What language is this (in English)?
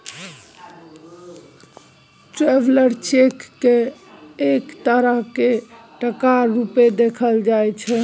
Maithili